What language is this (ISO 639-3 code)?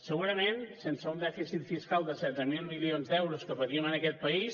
cat